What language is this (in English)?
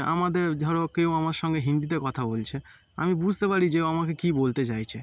Bangla